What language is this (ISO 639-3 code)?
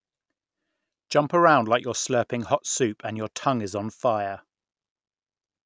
eng